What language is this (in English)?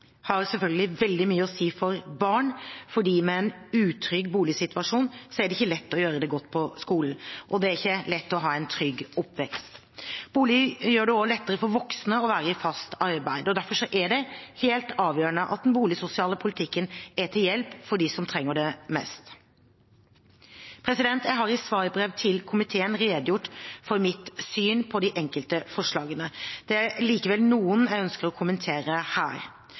Norwegian Bokmål